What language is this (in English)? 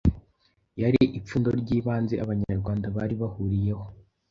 Kinyarwanda